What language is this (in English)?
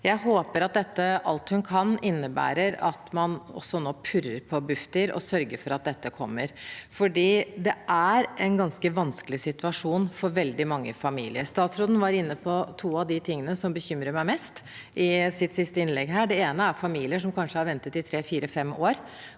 Norwegian